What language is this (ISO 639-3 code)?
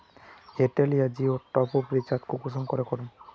mag